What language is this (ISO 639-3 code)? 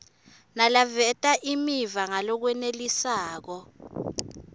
ssw